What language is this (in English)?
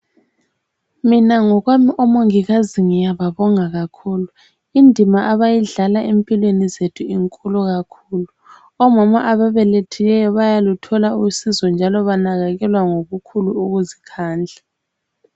North Ndebele